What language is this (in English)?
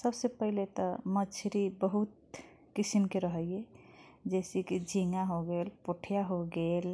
Kochila Tharu